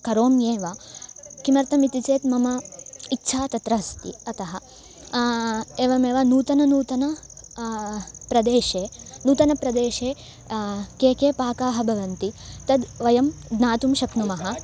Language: Sanskrit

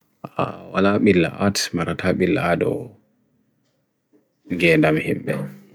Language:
Bagirmi Fulfulde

